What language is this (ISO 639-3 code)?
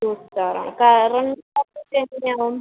mal